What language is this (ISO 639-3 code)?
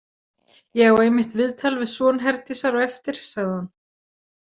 isl